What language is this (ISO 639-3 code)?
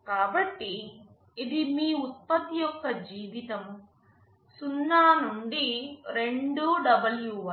tel